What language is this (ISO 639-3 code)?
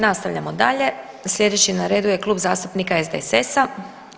hrv